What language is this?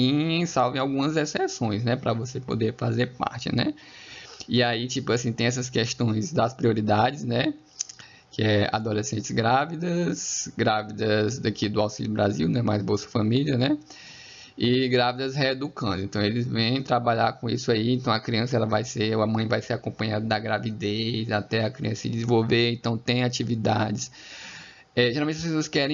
Portuguese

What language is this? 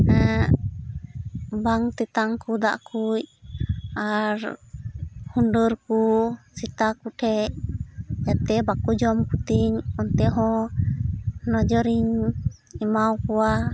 Santali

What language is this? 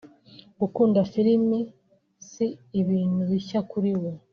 Kinyarwanda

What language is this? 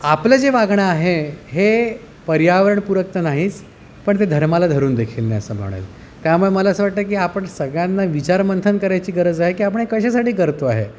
Marathi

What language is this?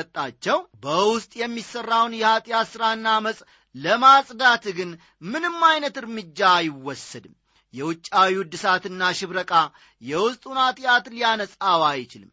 Amharic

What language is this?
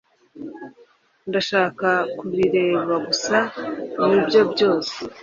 Kinyarwanda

